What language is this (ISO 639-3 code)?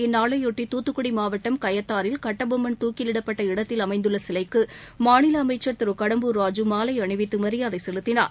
tam